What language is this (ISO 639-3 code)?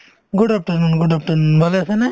asm